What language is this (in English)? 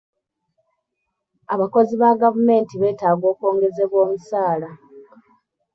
Ganda